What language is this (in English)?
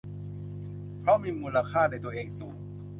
Thai